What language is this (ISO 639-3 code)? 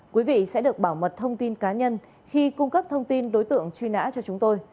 vie